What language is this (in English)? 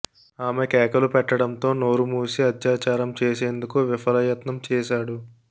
Telugu